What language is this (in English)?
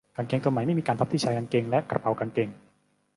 Thai